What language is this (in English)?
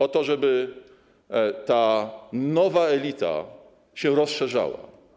Polish